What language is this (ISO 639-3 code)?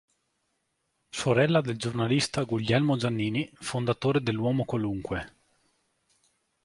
ita